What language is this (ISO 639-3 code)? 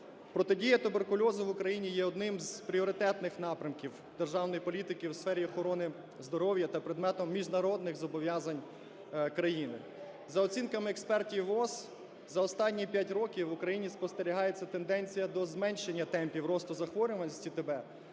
ukr